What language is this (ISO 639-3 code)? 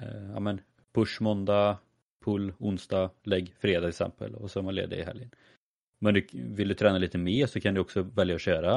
swe